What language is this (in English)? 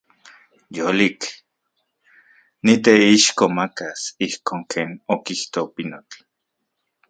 Central Puebla Nahuatl